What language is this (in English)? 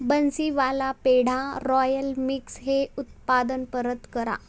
Marathi